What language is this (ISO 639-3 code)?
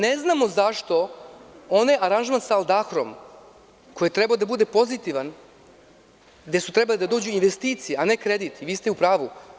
srp